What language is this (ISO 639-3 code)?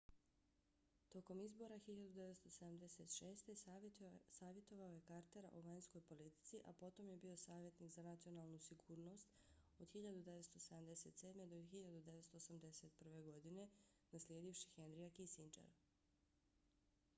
bos